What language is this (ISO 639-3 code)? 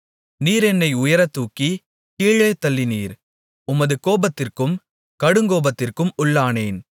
tam